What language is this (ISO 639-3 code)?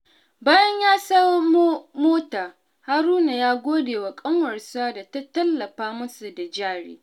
hau